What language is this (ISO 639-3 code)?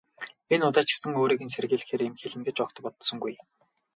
mon